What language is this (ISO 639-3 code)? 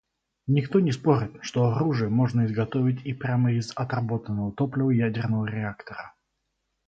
rus